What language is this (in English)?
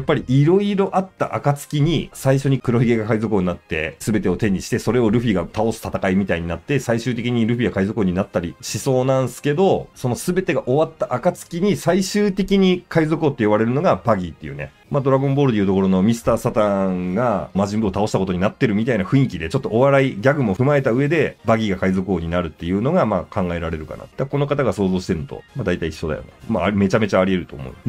Japanese